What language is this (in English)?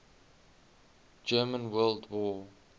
English